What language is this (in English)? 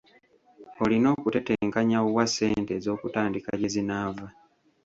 Ganda